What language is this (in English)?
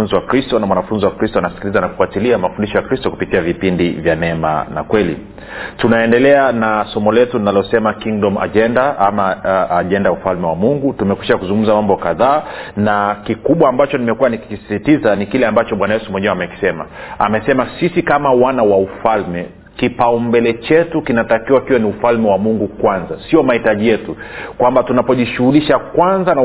Swahili